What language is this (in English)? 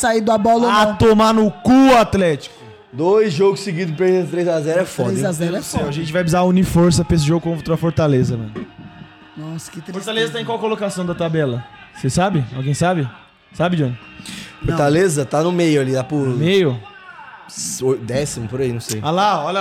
Portuguese